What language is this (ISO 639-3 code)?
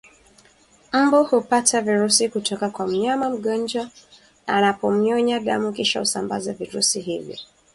swa